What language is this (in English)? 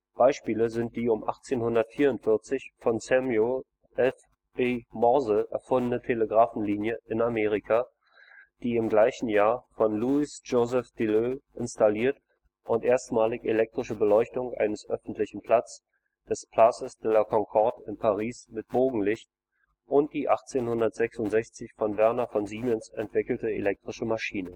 German